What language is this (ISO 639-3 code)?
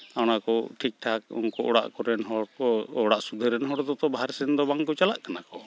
sat